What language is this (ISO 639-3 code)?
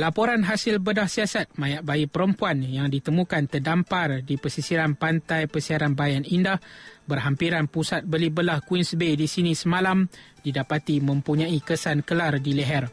msa